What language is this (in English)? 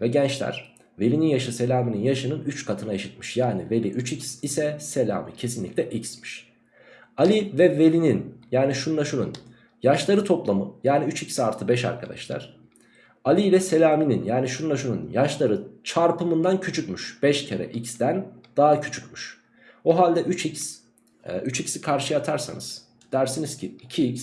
Turkish